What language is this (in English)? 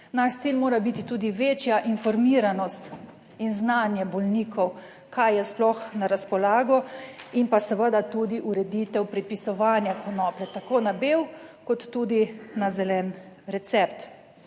Slovenian